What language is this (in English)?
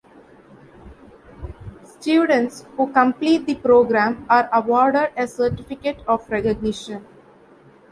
English